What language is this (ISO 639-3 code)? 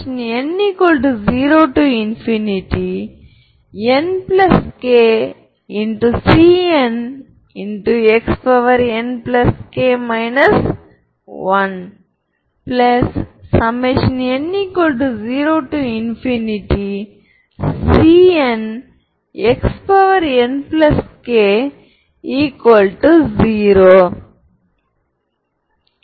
tam